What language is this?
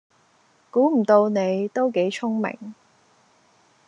Cantonese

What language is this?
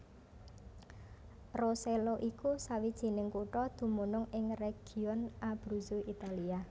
Javanese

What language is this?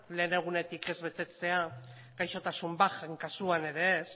Basque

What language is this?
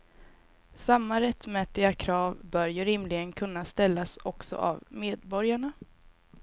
Swedish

